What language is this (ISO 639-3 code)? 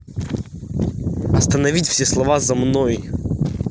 rus